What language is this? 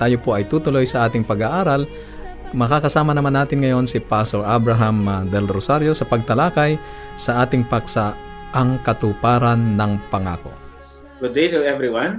Filipino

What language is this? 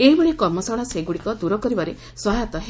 Odia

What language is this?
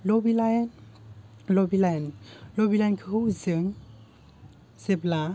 Bodo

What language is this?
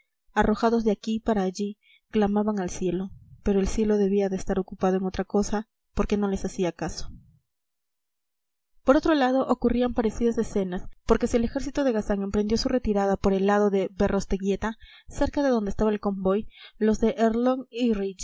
Spanish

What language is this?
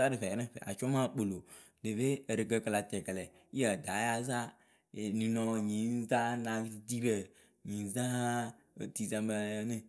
Akebu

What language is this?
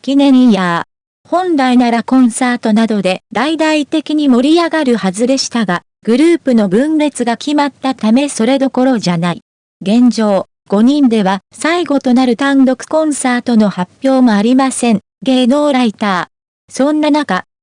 Japanese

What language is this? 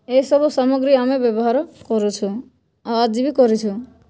Odia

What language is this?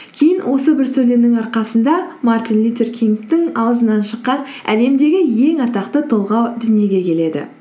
Kazakh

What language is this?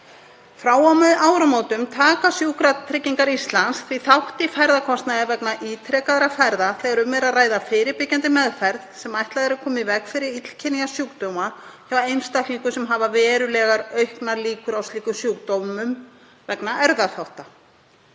Icelandic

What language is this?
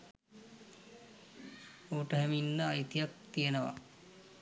Sinhala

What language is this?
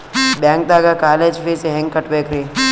Kannada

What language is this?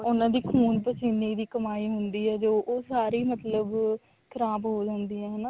Punjabi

